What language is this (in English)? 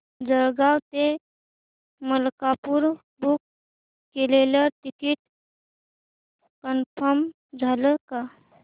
Marathi